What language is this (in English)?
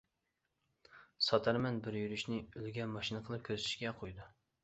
Uyghur